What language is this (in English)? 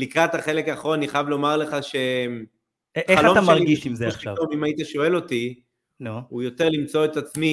Hebrew